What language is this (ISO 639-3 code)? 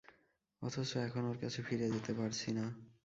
ben